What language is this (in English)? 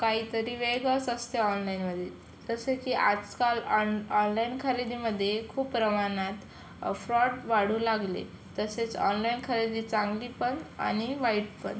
Marathi